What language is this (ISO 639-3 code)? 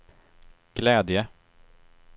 swe